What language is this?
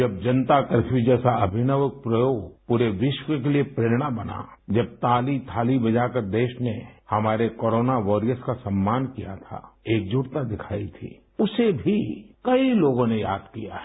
Hindi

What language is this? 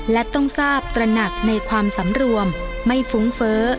Thai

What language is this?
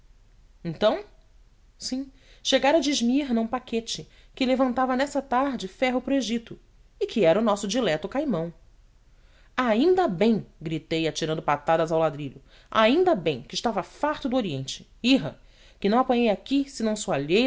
Portuguese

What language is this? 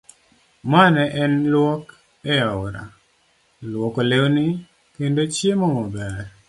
Luo (Kenya and Tanzania)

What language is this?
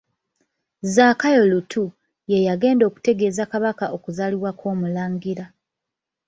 Ganda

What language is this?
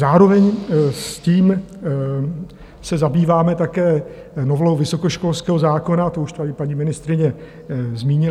Czech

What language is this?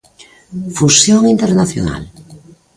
Galician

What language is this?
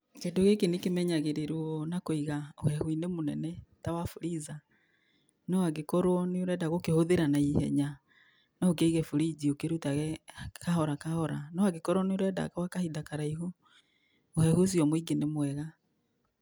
Kikuyu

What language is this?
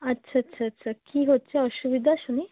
Bangla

